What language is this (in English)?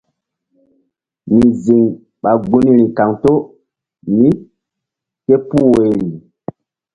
Mbum